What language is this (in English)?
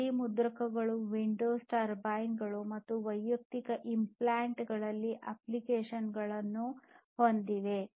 Kannada